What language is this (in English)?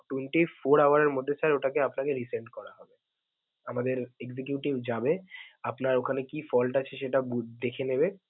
Bangla